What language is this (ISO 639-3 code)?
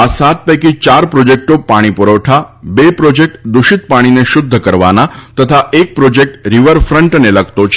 guj